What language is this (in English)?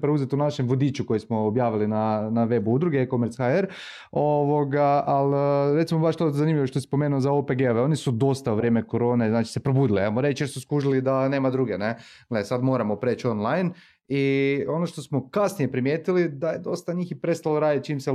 Croatian